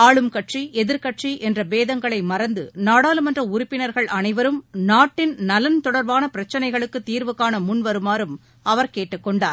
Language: Tamil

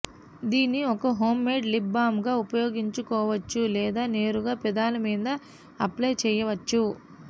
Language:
Telugu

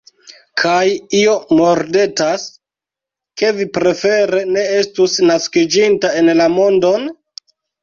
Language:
Esperanto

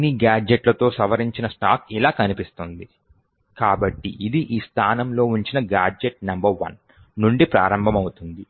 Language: Telugu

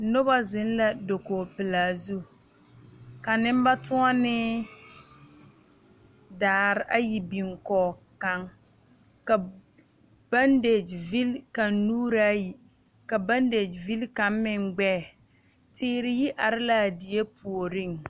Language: Southern Dagaare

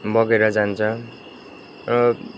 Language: Nepali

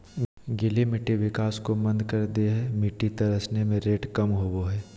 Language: Magahi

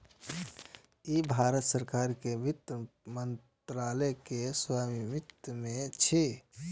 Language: Maithili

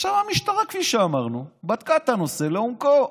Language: Hebrew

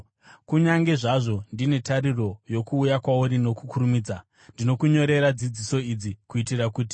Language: Shona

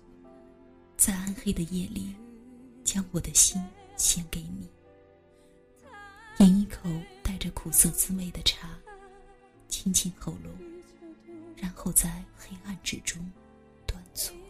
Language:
Chinese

